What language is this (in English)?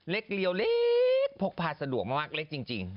Thai